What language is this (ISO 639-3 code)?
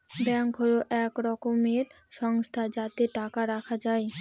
ben